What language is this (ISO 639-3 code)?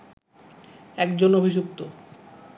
ben